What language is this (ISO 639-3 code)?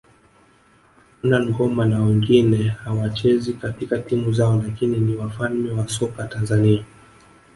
swa